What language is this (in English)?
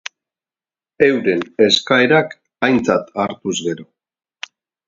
Basque